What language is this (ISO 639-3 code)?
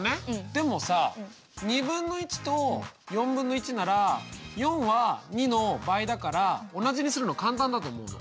jpn